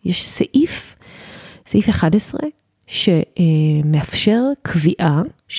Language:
Hebrew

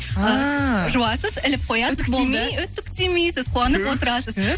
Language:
Kazakh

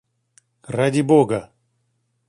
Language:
Russian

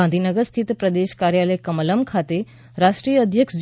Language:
Gujarati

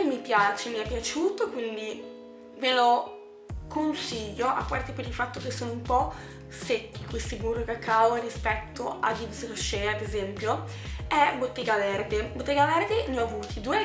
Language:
Italian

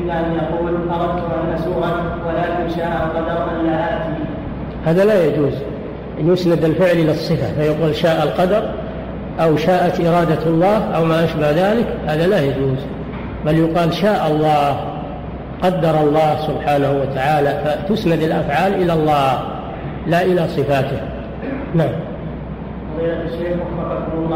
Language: Arabic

